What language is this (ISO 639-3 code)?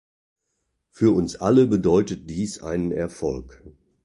deu